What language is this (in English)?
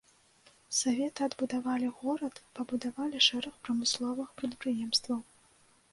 Belarusian